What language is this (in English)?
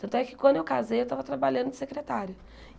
Portuguese